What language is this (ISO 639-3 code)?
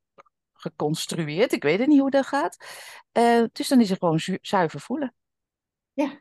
nld